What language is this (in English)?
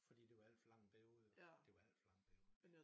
Danish